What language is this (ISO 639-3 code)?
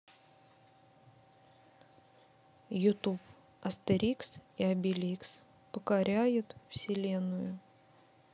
rus